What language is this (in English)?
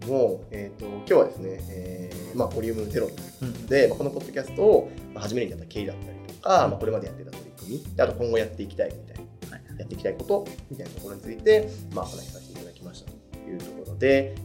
Japanese